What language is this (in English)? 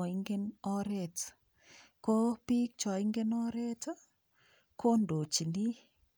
Kalenjin